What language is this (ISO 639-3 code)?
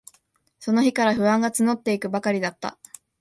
jpn